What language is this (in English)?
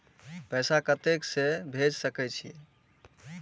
Maithili